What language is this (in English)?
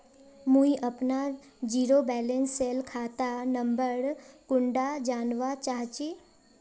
Magahi